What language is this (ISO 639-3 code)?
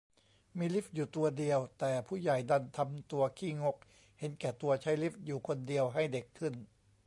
tha